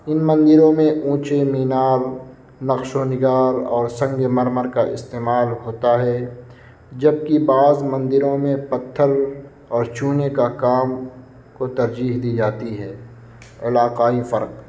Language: Urdu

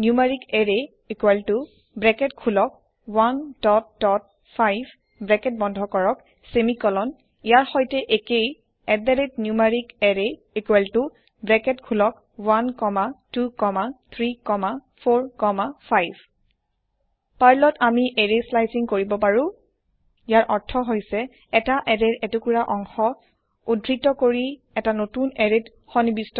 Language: Assamese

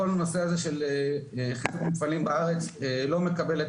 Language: Hebrew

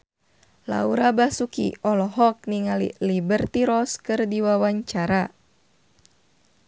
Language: Sundanese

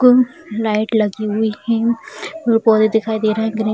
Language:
Hindi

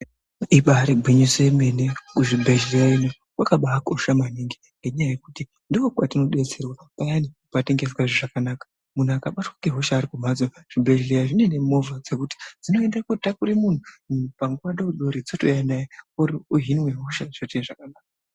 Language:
Ndau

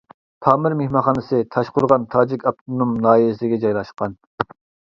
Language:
Uyghur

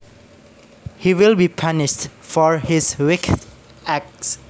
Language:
Javanese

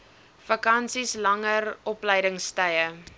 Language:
Afrikaans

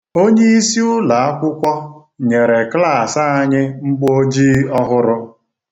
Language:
Igbo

